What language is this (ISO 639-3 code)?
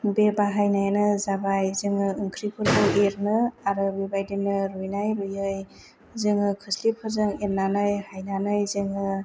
brx